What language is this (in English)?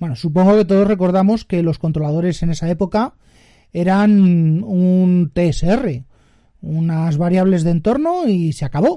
Spanish